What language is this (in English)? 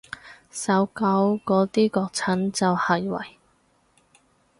Cantonese